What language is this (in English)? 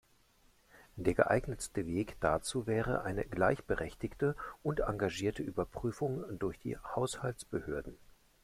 German